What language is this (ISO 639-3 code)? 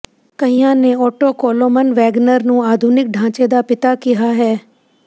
pan